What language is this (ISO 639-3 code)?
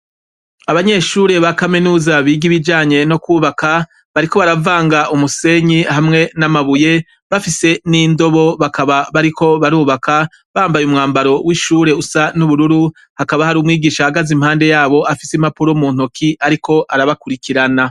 run